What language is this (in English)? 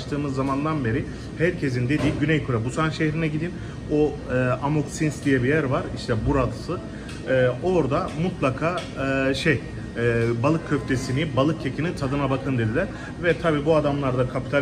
Turkish